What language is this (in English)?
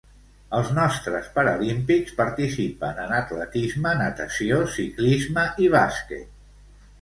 Catalan